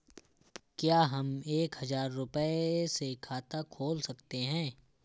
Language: Hindi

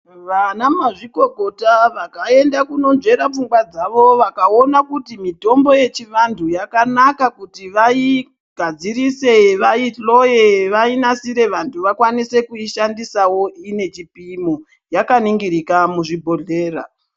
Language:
Ndau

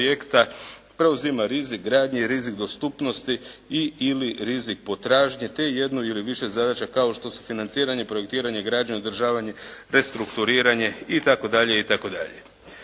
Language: Croatian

